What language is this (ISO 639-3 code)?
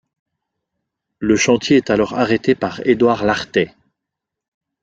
fra